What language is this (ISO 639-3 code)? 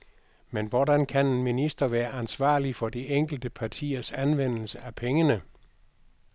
dan